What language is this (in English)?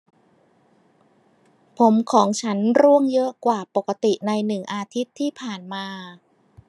Thai